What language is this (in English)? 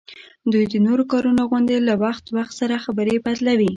Pashto